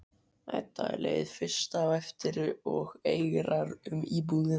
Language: Icelandic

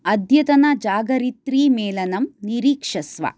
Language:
Sanskrit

